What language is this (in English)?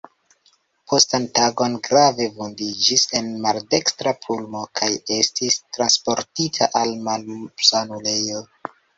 Esperanto